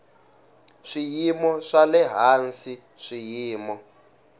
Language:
Tsonga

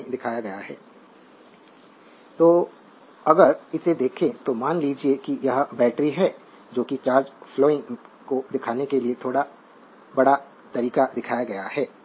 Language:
Hindi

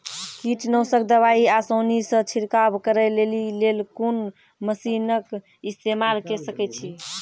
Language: Maithili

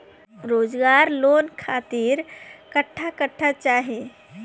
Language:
Bhojpuri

